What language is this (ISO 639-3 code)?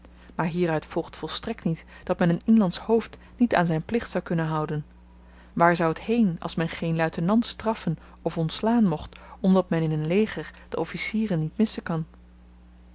nld